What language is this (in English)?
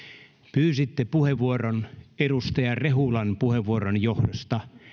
Finnish